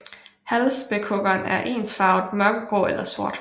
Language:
Danish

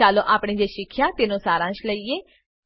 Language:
Gujarati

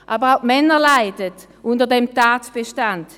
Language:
Swiss German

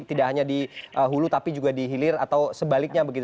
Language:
Indonesian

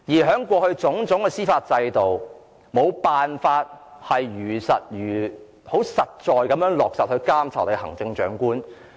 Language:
Cantonese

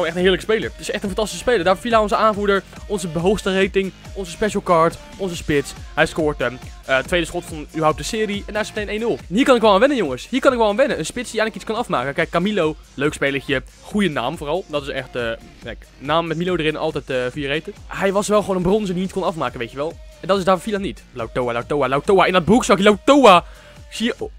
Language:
Dutch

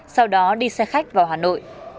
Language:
Vietnamese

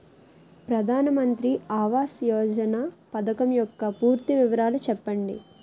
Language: Telugu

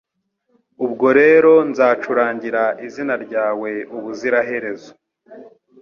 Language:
Kinyarwanda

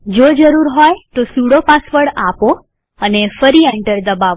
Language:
Gujarati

